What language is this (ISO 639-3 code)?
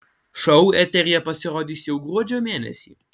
lit